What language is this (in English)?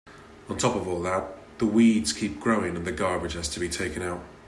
English